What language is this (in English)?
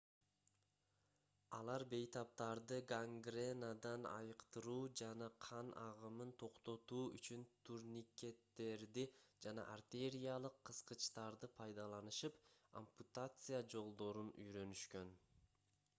Kyrgyz